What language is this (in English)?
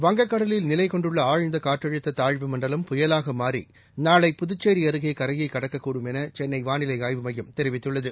Tamil